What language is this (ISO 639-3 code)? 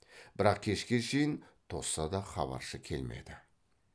kaz